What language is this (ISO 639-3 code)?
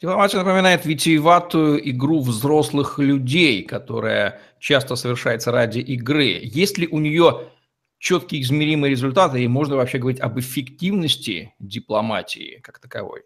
rus